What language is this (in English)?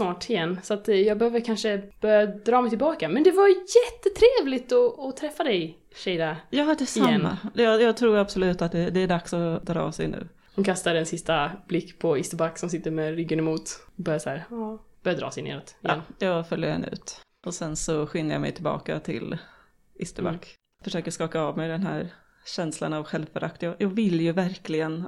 Swedish